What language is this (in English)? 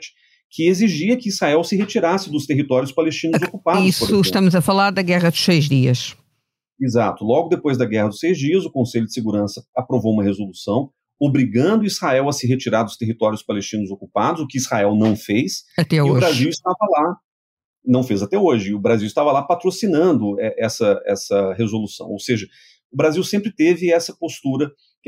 Portuguese